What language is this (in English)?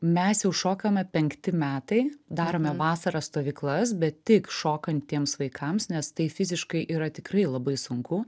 Lithuanian